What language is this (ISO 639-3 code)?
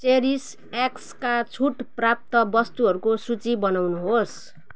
nep